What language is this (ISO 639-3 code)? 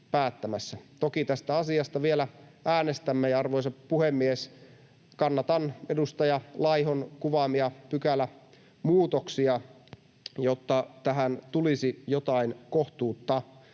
fin